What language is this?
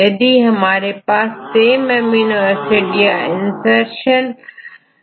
Hindi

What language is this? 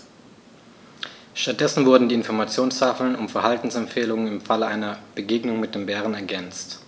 German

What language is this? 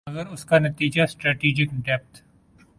Urdu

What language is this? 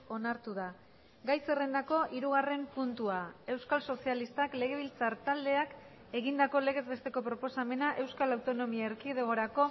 Basque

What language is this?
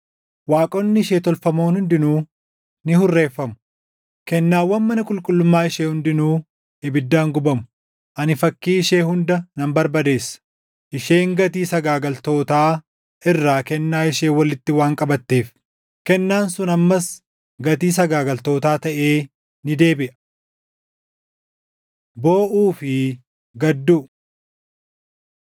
Oromo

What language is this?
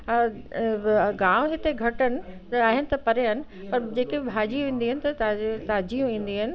Sindhi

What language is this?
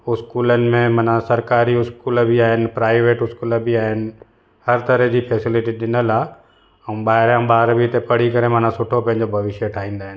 Sindhi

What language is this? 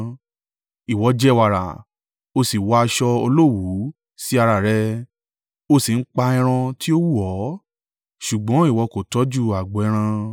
Yoruba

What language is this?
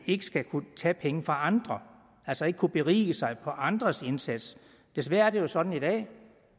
Danish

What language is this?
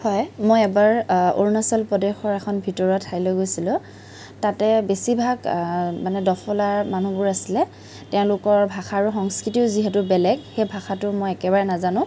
Assamese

